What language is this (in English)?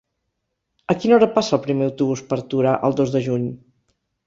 Catalan